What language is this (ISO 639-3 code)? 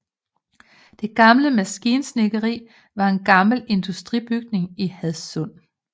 dan